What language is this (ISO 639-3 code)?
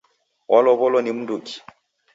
dav